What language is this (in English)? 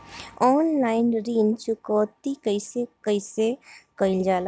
Bhojpuri